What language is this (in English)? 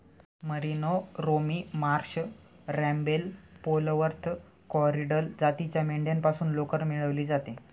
Marathi